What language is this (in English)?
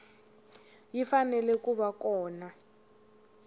Tsonga